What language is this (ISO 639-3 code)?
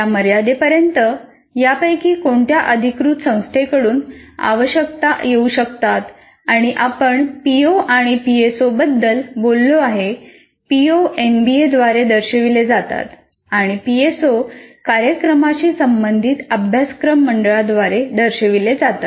mar